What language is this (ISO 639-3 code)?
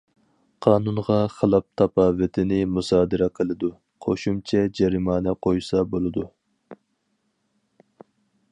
uig